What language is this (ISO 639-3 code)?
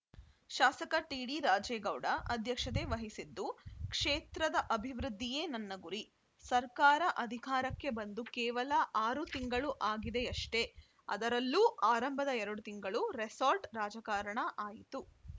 kan